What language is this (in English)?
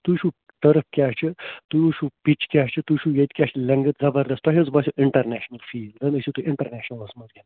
Kashmiri